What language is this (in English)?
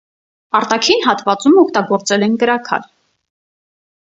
Armenian